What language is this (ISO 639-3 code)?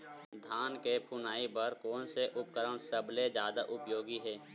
hne